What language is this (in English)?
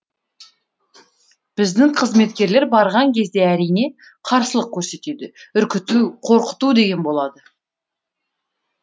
Kazakh